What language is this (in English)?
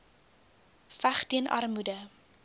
Afrikaans